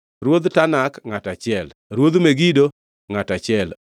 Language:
Luo (Kenya and Tanzania)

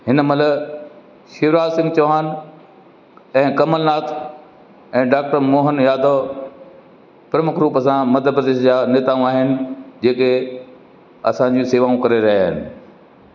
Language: Sindhi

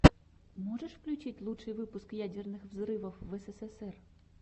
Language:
Russian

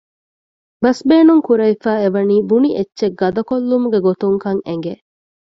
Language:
Divehi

